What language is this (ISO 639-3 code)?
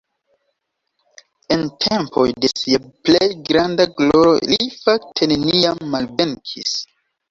epo